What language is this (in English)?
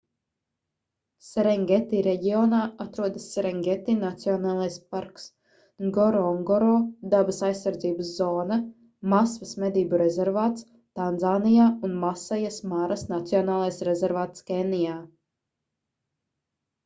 Latvian